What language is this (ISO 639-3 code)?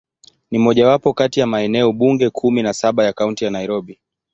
swa